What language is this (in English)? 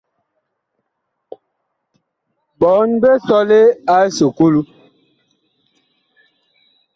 Bakoko